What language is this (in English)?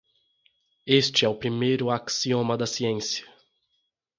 Portuguese